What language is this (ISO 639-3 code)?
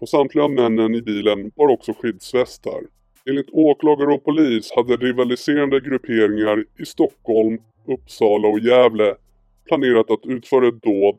swe